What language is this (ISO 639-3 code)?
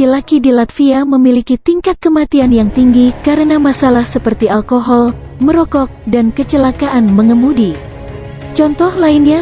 ind